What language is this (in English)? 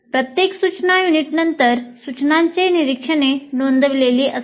Marathi